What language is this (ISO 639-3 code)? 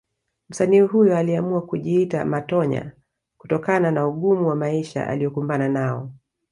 swa